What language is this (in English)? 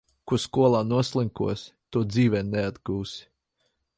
Latvian